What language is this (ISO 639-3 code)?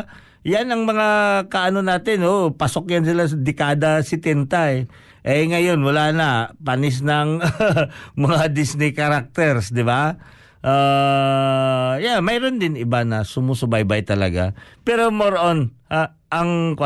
fil